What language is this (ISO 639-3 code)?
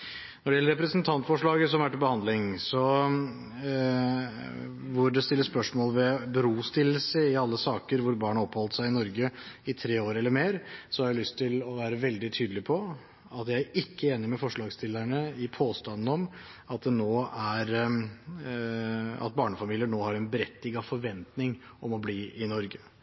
nob